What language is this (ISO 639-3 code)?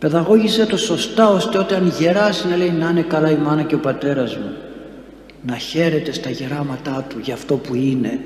ell